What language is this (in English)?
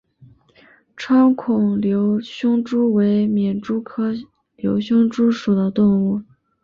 Chinese